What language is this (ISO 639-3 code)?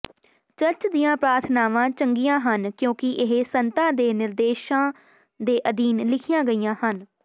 pan